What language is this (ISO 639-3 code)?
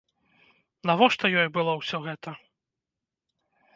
bel